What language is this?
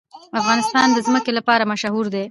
Pashto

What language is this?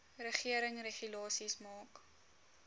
Afrikaans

